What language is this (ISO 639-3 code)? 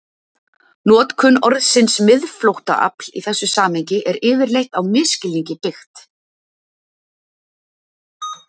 isl